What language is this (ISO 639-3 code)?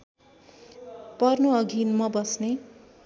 nep